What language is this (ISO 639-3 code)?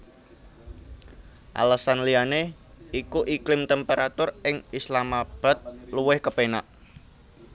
jav